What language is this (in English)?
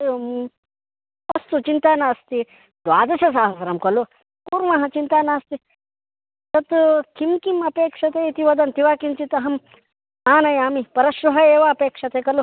Sanskrit